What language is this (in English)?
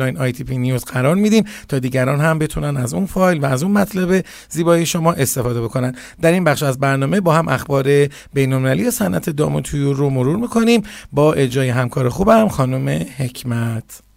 Persian